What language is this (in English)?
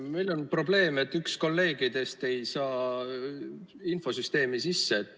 Estonian